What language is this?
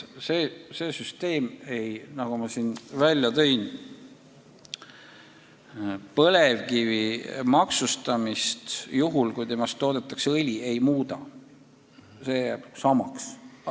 Estonian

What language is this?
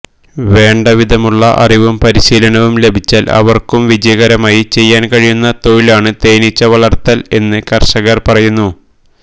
Malayalam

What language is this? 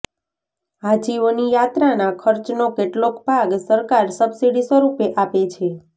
Gujarati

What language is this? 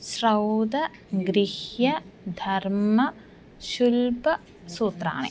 Sanskrit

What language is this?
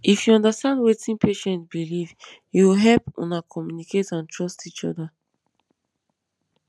Nigerian Pidgin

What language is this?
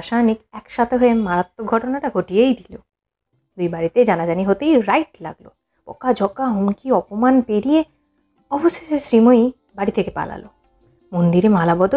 Bangla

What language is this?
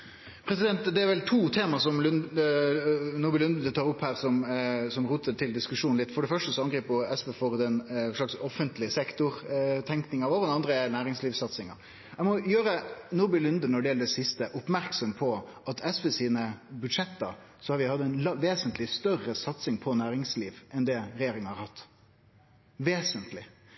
Norwegian Nynorsk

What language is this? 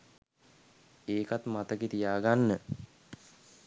Sinhala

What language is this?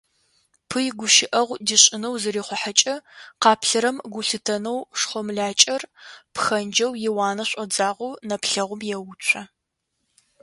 Adyghe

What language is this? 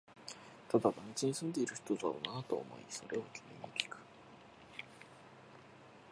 Japanese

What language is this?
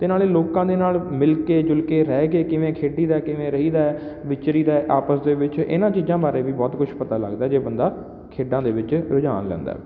Punjabi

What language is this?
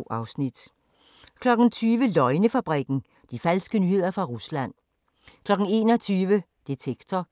Danish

